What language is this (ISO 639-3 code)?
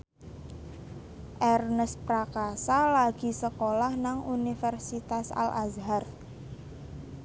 jav